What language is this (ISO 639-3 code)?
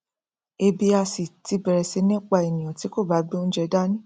yor